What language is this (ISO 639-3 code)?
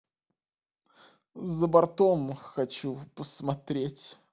rus